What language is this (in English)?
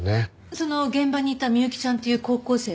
Japanese